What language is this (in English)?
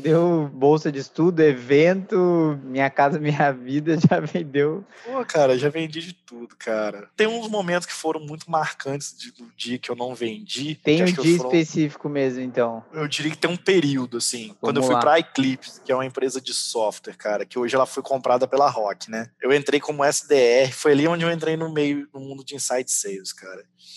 Portuguese